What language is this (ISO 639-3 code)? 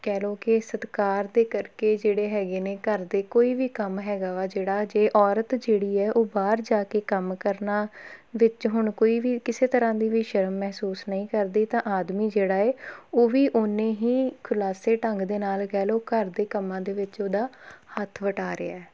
pan